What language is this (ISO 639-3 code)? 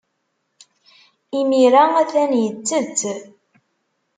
kab